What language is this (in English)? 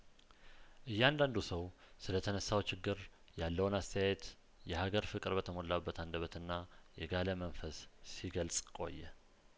Amharic